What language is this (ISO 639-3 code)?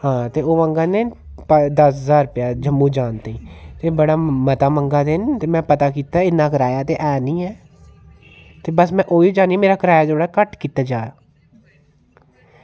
doi